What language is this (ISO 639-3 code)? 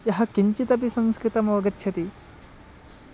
san